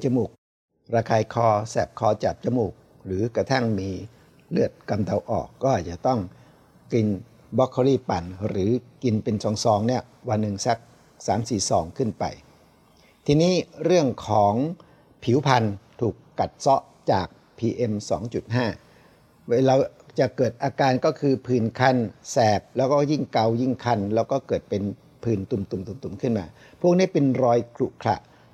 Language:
Thai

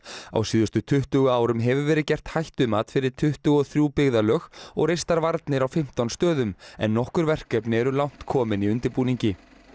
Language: Icelandic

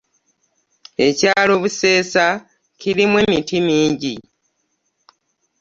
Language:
Ganda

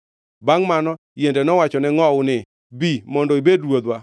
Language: Luo (Kenya and Tanzania)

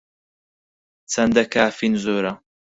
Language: Central Kurdish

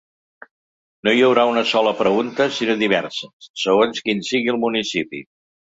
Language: Catalan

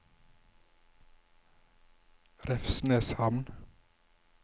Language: Norwegian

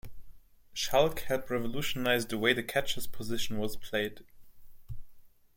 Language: English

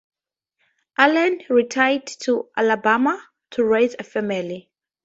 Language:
English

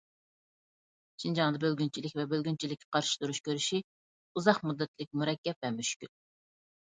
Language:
Uyghur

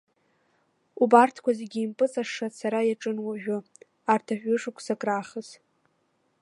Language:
Abkhazian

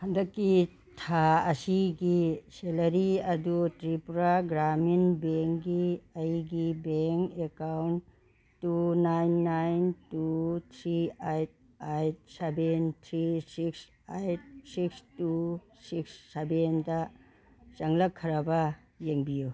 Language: Manipuri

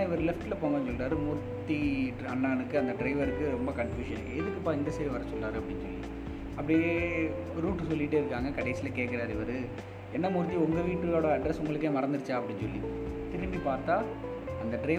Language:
Tamil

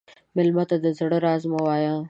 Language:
Pashto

